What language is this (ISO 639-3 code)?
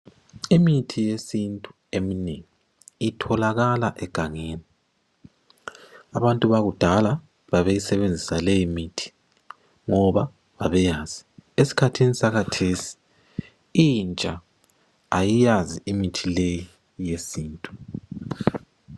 nde